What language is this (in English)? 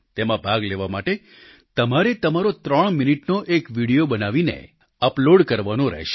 Gujarati